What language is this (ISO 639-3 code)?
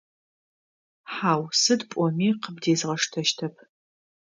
ady